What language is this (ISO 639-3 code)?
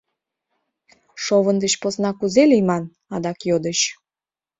chm